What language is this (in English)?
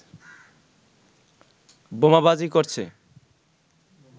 Bangla